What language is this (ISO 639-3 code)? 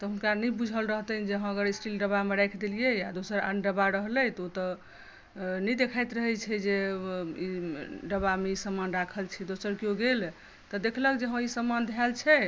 mai